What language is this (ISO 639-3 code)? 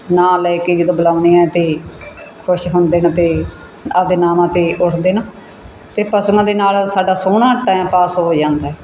pan